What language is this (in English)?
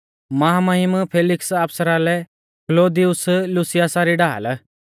Mahasu Pahari